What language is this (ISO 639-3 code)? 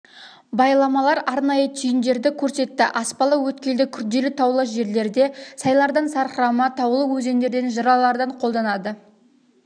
kaz